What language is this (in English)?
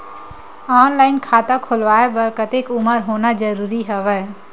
Chhattisgarhi